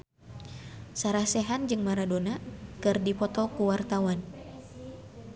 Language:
Sundanese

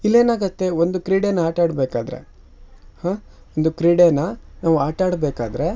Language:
Kannada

